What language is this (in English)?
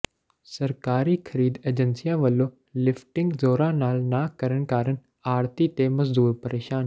Punjabi